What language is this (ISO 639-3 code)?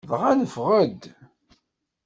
kab